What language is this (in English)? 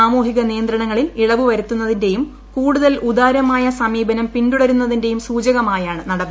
Malayalam